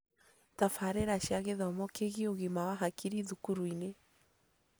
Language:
Kikuyu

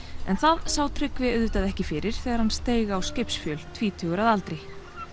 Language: Icelandic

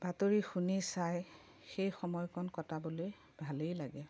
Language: Assamese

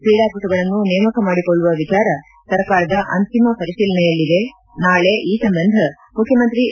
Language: Kannada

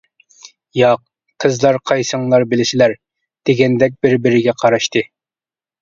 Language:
Uyghur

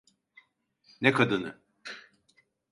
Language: Turkish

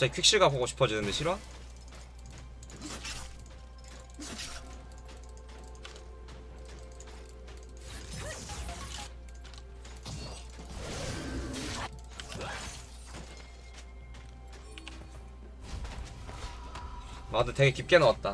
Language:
Korean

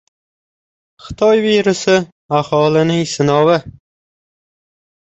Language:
Uzbek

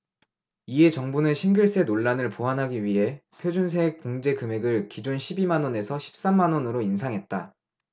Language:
Korean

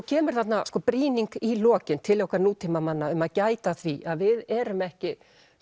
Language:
Icelandic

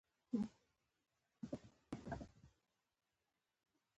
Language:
Pashto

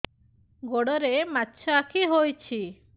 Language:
Odia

